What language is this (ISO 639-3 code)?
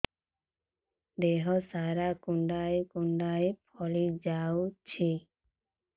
ori